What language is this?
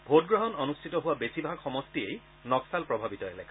Assamese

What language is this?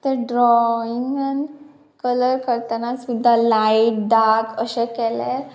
Konkani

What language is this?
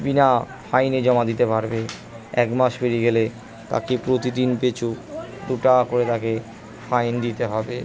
Bangla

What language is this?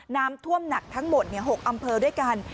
Thai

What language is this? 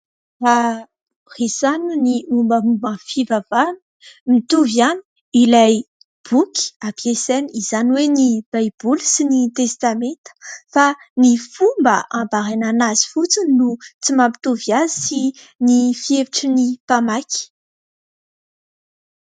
Malagasy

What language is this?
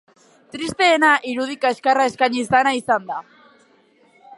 Basque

